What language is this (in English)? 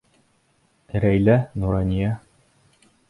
Bashkir